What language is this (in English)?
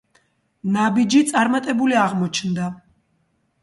Georgian